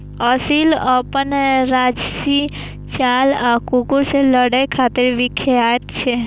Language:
Maithili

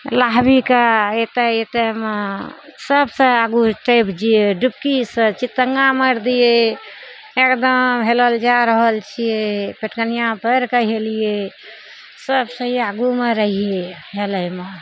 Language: Maithili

